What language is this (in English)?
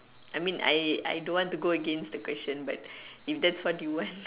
English